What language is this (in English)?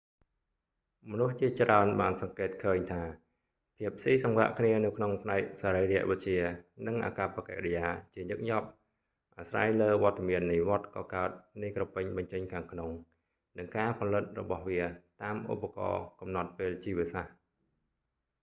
Khmer